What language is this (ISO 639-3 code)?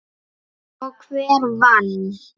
isl